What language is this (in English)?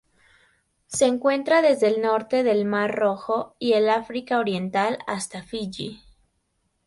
Spanish